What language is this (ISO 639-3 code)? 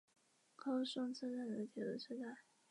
zho